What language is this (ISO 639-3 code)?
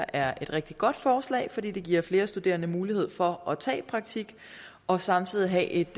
dan